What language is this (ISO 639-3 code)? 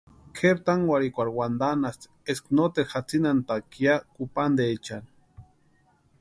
pua